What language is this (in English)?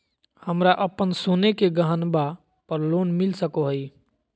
Magahi